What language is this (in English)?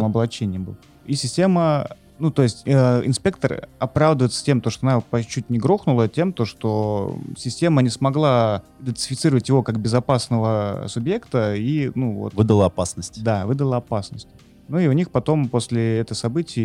Russian